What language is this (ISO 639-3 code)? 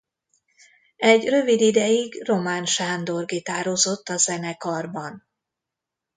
hun